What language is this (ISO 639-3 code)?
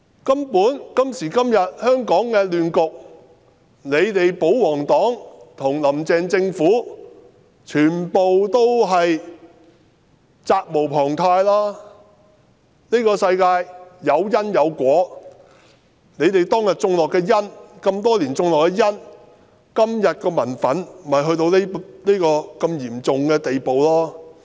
yue